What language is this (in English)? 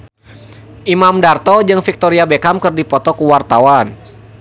Sundanese